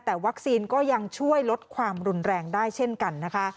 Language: Thai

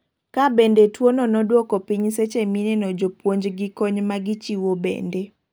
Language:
Luo (Kenya and Tanzania)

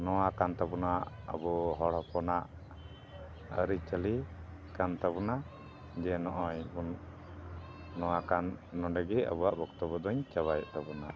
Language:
Santali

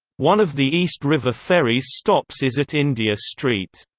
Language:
English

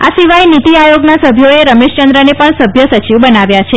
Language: Gujarati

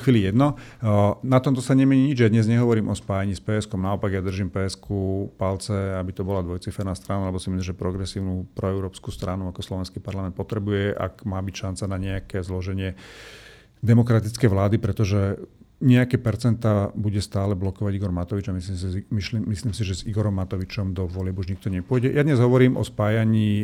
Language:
Slovak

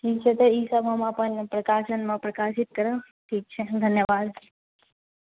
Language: Maithili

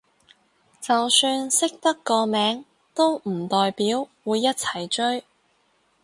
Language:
Cantonese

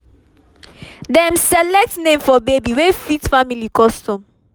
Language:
Nigerian Pidgin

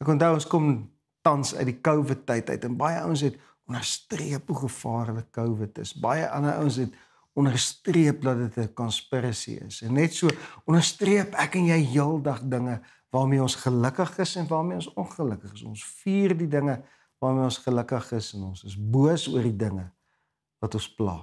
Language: Dutch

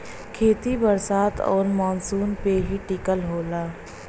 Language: Bhojpuri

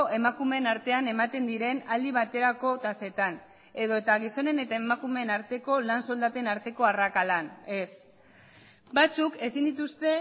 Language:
Basque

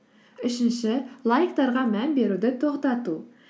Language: Kazakh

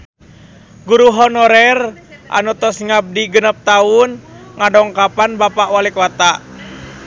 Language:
Sundanese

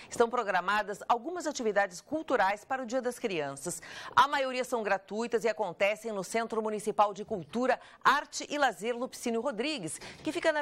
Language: Portuguese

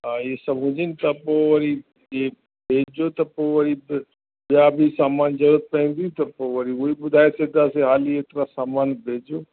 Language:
Sindhi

